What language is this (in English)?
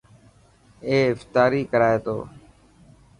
Dhatki